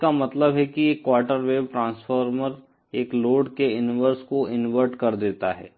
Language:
Hindi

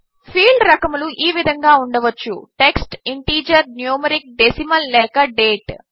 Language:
Telugu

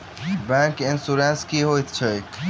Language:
Maithili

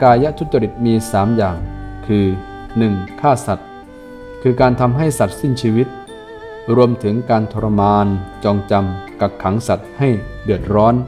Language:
Thai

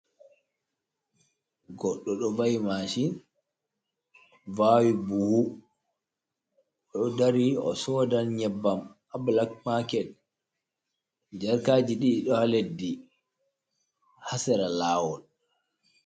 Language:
Fula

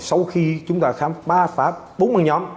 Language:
Vietnamese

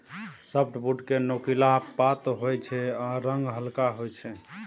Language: Maithili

